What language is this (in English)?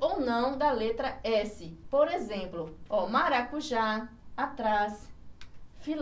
Portuguese